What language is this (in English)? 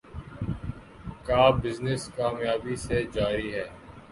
Urdu